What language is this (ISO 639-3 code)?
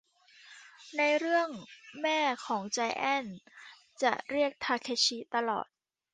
tha